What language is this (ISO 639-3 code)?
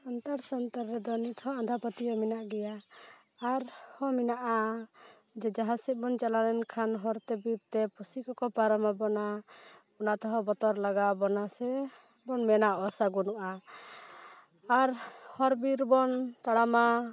sat